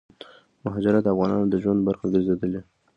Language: Pashto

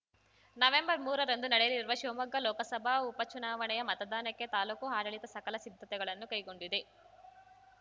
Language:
Kannada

